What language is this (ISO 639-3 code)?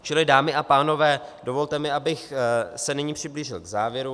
ces